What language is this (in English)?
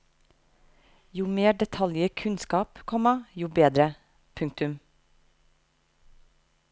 Norwegian